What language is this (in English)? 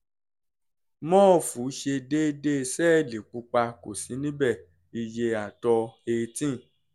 Yoruba